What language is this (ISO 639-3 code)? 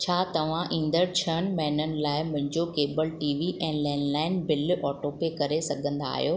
snd